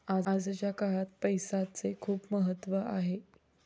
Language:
Marathi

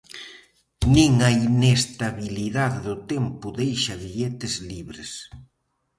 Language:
Galician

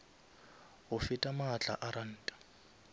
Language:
Northern Sotho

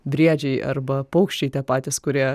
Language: Lithuanian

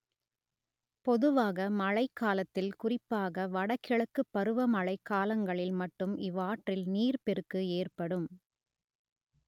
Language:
Tamil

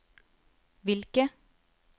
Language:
Norwegian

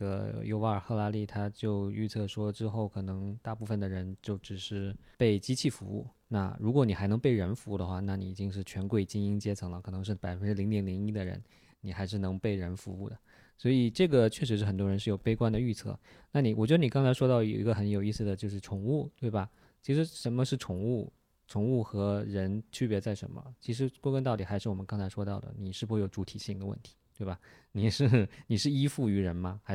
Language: Chinese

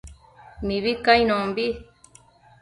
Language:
Matsés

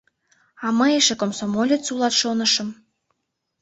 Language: Mari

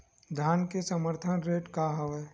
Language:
Chhattisgarhi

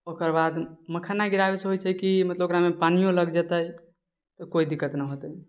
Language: Maithili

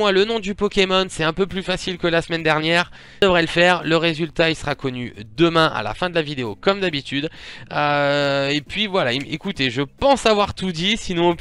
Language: French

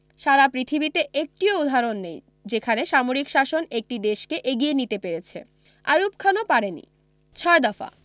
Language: Bangla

